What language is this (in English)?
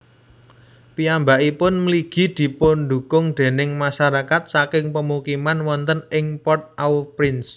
Javanese